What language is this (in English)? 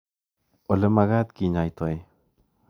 Kalenjin